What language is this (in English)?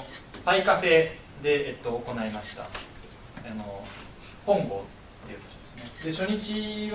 Japanese